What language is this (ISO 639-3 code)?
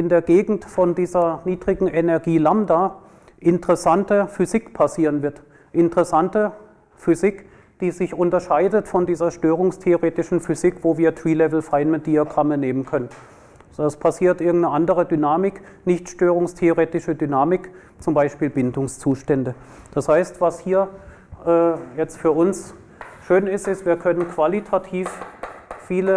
deu